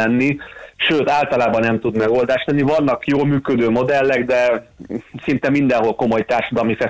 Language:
Hungarian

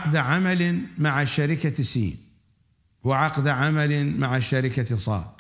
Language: Arabic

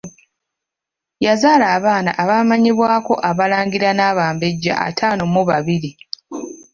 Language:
Ganda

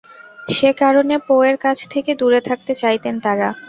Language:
Bangla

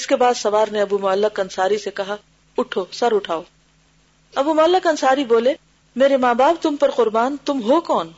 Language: Urdu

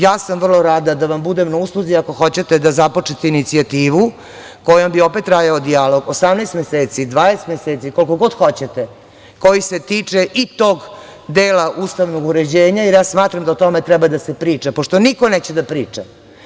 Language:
Serbian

